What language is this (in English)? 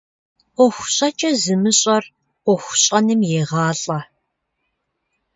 Kabardian